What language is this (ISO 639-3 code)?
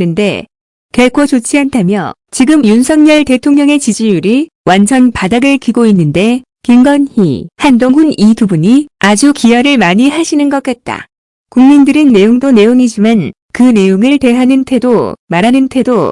kor